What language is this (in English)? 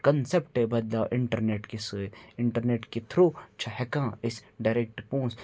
Kashmiri